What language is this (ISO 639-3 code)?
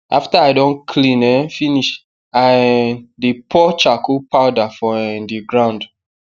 pcm